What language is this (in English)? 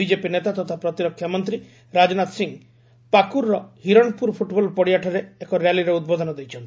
Odia